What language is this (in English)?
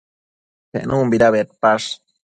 Matsés